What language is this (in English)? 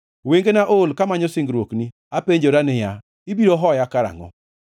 Luo (Kenya and Tanzania)